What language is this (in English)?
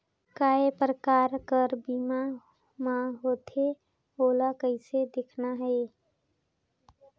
Chhattisgarhi